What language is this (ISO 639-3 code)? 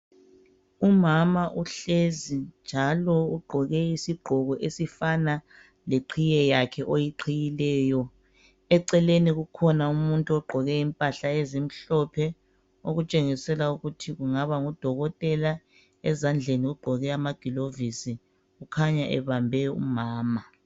nde